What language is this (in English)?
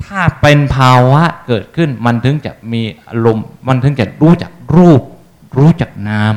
Thai